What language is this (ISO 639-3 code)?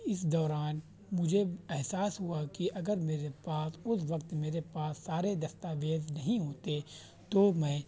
urd